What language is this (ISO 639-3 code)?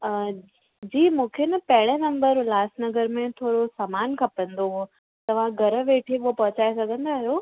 snd